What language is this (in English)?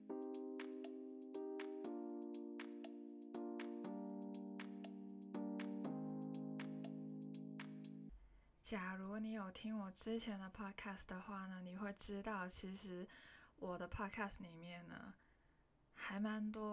Chinese